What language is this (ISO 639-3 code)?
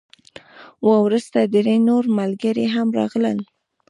pus